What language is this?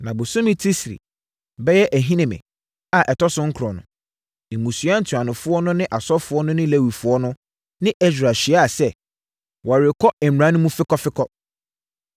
Akan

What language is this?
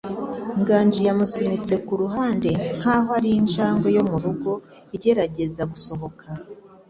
Kinyarwanda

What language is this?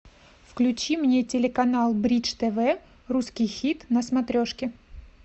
Russian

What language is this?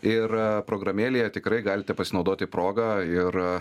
Lithuanian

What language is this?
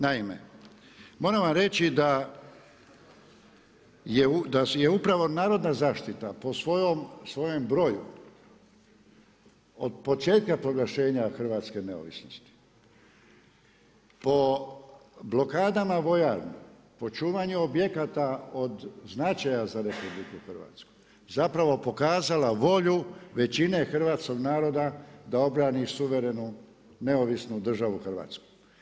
Croatian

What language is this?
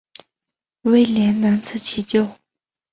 Chinese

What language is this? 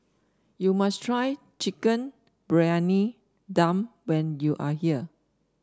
English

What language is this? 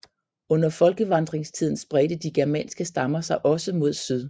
Danish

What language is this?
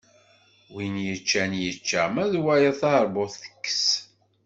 Kabyle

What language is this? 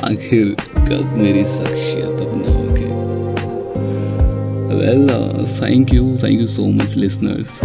Hindi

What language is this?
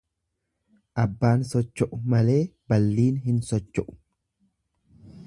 Oromo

